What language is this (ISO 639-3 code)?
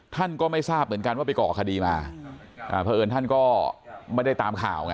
tha